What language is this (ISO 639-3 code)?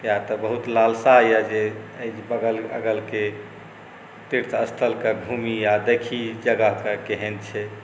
mai